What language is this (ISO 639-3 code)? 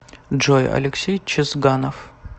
rus